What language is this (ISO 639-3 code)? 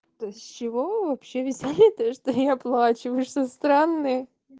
rus